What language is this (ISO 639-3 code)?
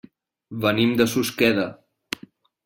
cat